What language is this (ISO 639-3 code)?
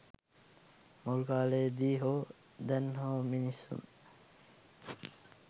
sin